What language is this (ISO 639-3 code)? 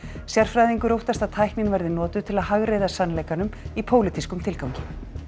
isl